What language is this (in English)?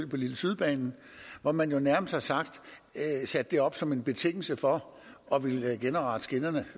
Danish